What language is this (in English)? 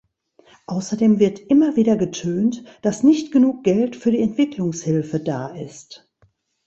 German